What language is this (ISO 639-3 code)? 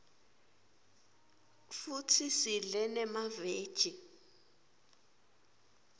ssw